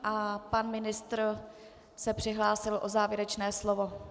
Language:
Czech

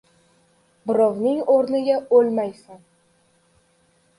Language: Uzbek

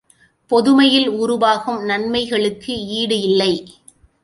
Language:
Tamil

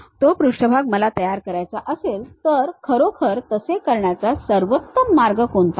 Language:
Marathi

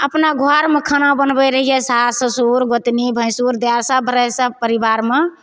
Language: Maithili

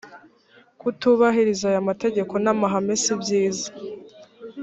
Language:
Kinyarwanda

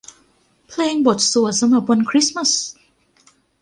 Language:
Thai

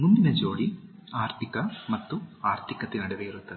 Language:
Kannada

